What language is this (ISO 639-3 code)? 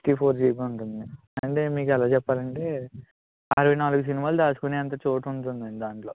tel